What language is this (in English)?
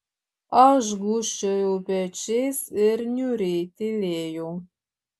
Lithuanian